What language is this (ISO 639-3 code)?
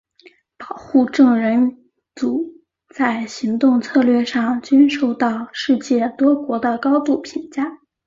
zho